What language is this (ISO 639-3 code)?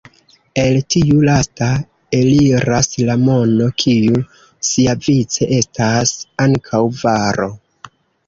epo